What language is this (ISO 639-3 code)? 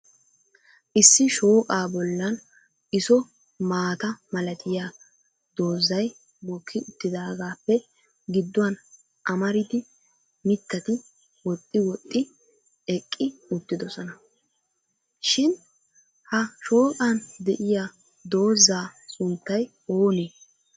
wal